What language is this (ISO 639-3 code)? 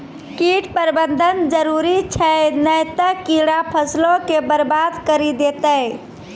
mai